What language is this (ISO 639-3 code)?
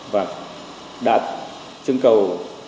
vie